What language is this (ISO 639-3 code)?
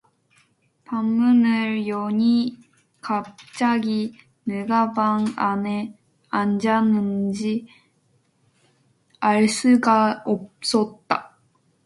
kor